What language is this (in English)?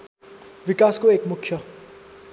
Nepali